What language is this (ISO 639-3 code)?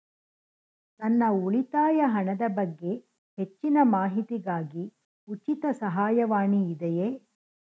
kan